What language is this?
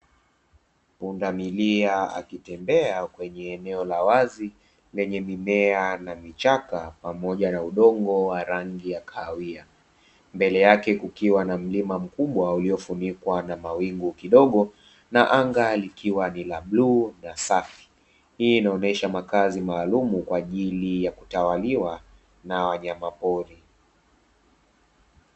Swahili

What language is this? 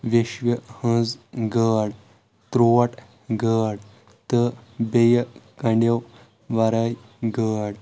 Kashmiri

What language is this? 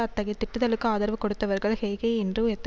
Tamil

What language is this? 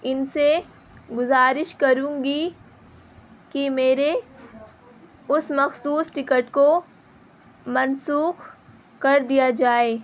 Urdu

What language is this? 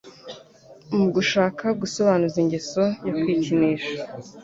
Kinyarwanda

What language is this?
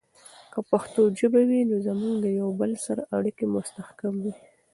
Pashto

